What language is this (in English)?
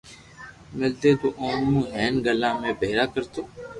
Loarki